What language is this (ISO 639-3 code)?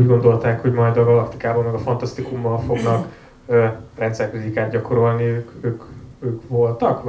hun